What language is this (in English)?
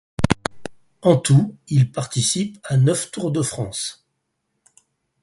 French